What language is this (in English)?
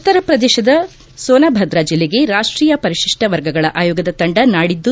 Kannada